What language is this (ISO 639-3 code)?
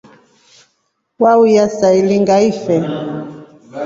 rof